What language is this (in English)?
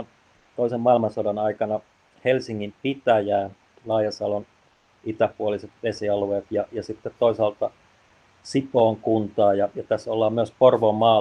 Finnish